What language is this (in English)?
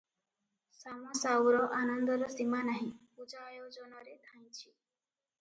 Odia